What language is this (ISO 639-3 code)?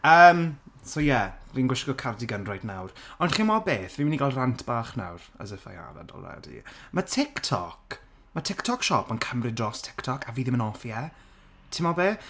cym